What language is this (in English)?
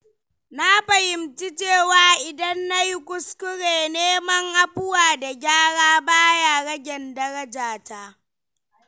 Hausa